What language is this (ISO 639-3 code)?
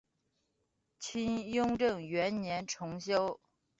zho